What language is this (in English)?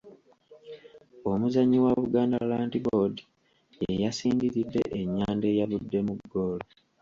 Ganda